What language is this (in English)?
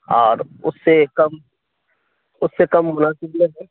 Urdu